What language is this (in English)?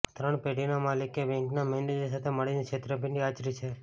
Gujarati